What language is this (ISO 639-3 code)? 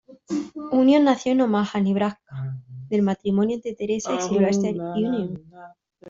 spa